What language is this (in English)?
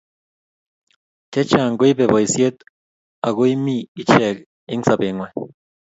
Kalenjin